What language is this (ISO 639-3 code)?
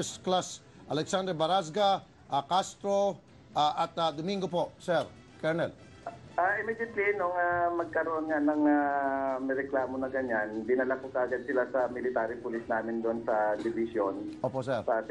fil